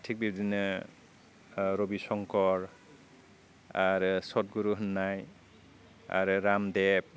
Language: Bodo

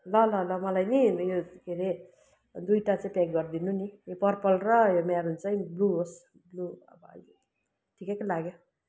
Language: Nepali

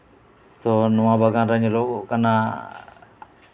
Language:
Santali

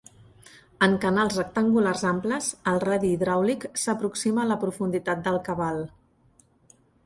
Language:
Catalan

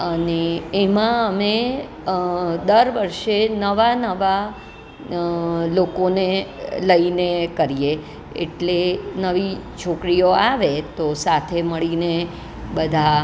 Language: Gujarati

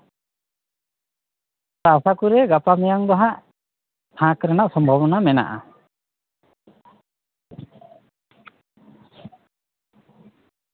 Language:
Santali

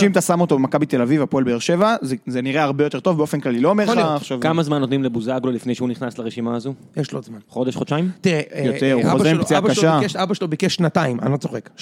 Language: Hebrew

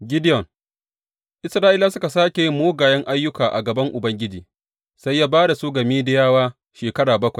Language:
Hausa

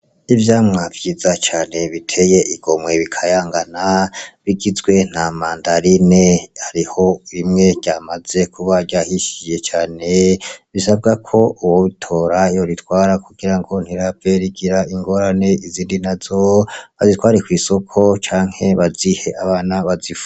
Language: Rundi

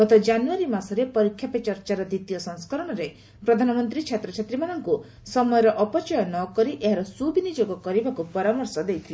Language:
Odia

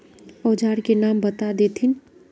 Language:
Magahi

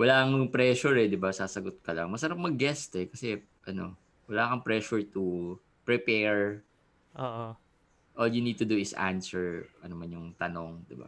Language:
Filipino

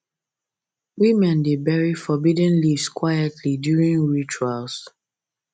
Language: Nigerian Pidgin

